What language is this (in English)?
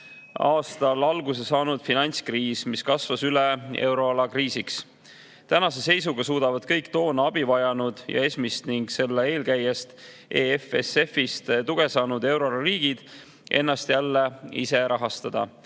Estonian